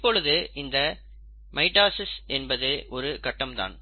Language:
Tamil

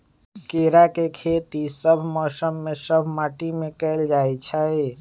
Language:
Magahi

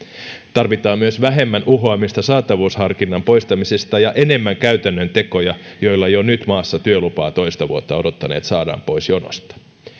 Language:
Finnish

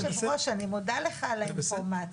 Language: Hebrew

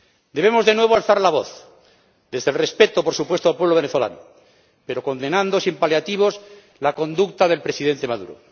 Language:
Spanish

